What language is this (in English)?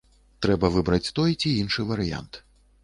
Belarusian